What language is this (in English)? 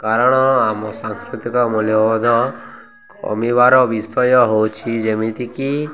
Odia